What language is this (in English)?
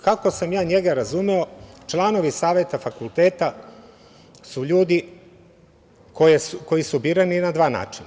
Serbian